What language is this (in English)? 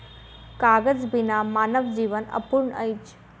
Maithili